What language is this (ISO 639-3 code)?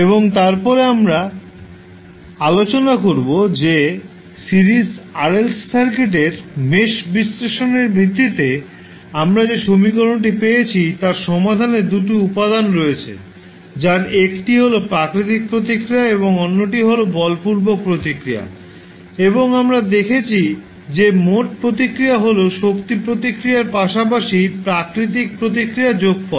ben